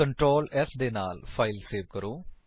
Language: Punjabi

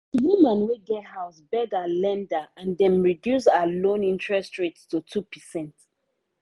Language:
Nigerian Pidgin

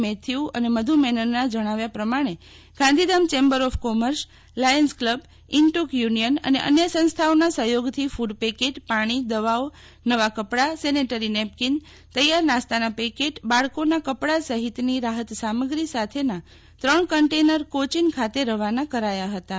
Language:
Gujarati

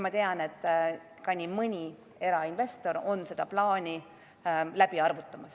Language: Estonian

